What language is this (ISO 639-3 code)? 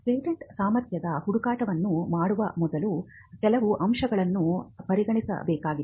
kan